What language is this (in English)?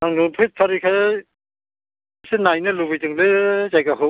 Bodo